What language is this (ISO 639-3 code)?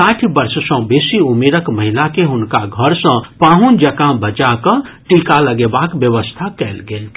mai